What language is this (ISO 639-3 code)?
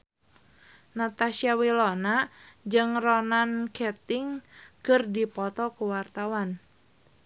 sun